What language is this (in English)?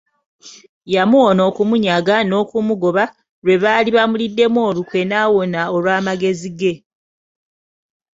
Ganda